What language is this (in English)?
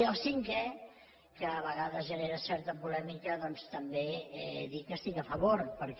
Catalan